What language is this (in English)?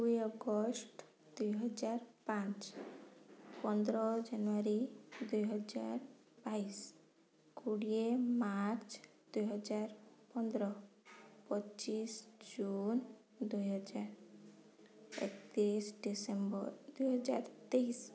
Odia